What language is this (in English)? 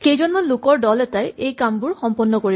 Assamese